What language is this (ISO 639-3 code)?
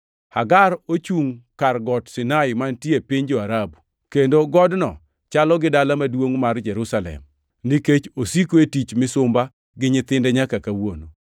luo